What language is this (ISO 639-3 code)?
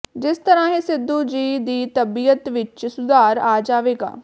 pan